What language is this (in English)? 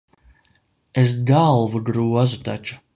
Latvian